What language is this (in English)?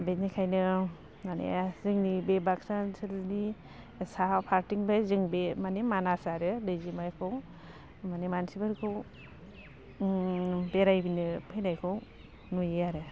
Bodo